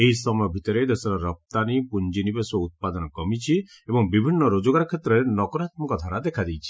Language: Odia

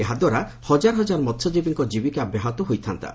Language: Odia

